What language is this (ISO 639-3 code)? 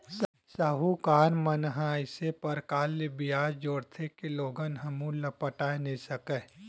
hne